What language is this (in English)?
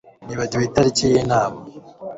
Kinyarwanda